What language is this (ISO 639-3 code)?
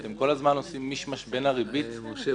heb